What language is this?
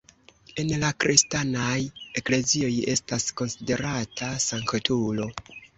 Esperanto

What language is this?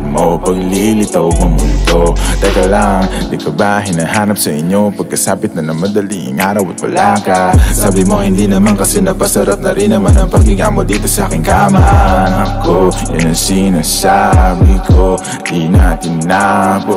Arabic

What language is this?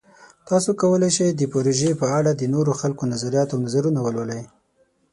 Pashto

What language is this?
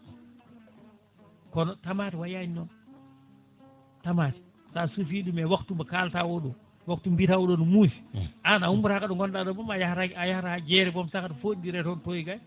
Fula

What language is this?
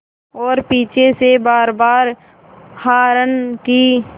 Hindi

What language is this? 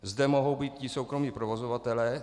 Czech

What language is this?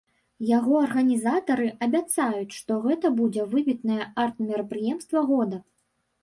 Belarusian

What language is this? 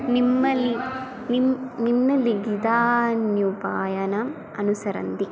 Sanskrit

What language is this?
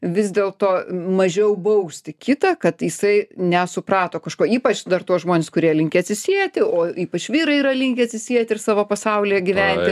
Lithuanian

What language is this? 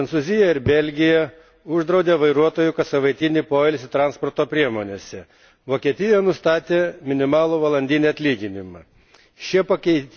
Lithuanian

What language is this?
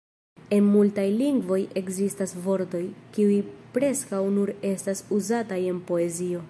Esperanto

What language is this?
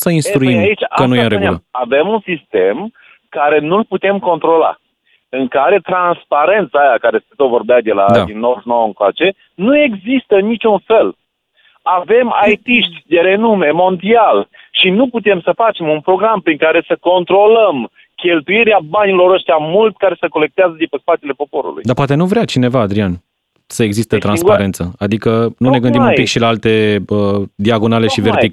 Romanian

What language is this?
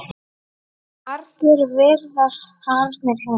Icelandic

